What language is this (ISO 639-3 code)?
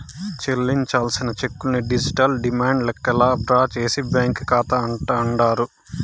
tel